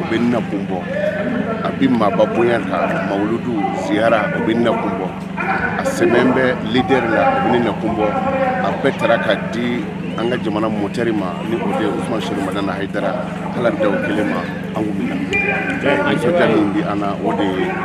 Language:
French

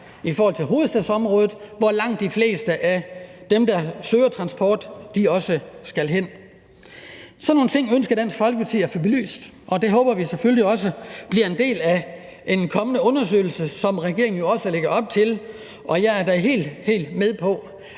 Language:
Danish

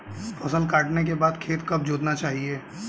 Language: Hindi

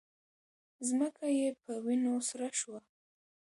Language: Pashto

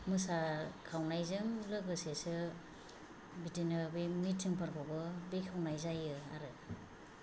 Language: Bodo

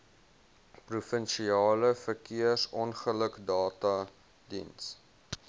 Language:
Afrikaans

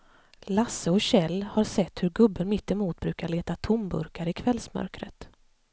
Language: Swedish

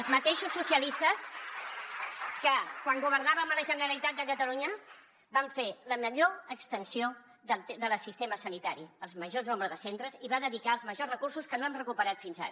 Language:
Catalan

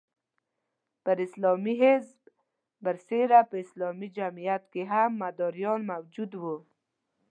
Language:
Pashto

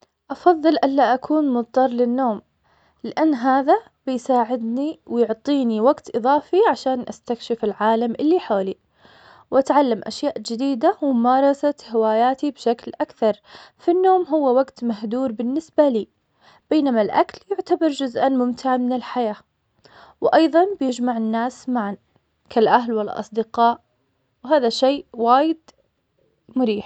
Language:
Omani Arabic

